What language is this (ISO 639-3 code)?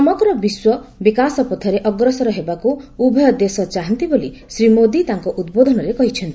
ori